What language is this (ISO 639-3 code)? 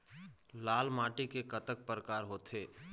hne